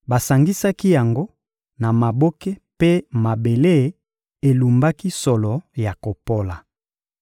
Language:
Lingala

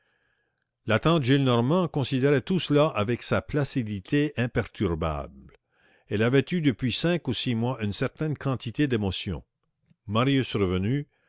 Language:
French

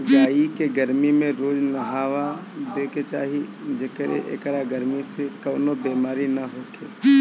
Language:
Bhojpuri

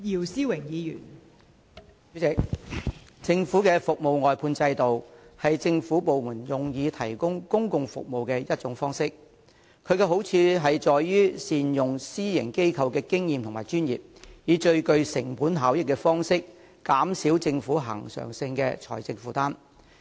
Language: Cantonese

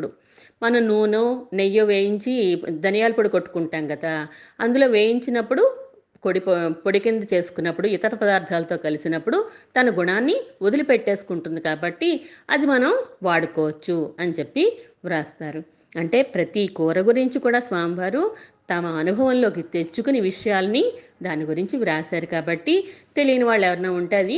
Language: Telugu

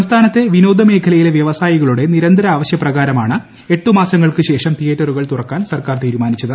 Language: Malayalam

